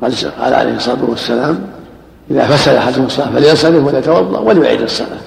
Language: Arabic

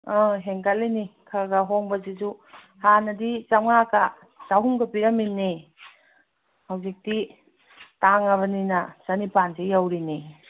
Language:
Manipuri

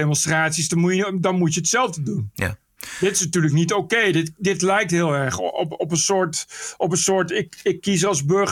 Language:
Dutch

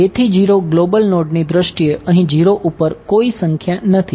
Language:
Gujarati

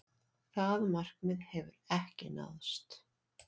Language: Icelandic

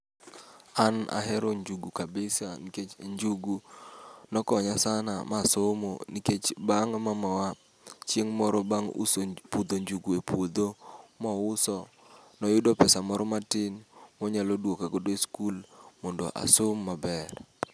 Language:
Luo (Kenya and Tanzania)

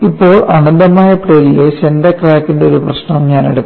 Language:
Malayalam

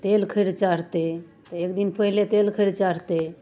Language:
Maithili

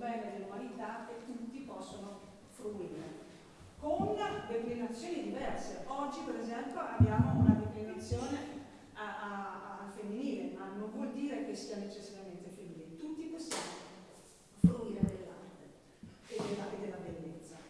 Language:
Italian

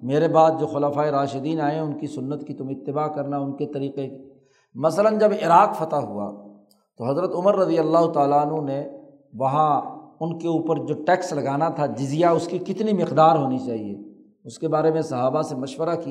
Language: Urdu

